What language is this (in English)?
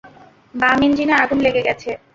Bangla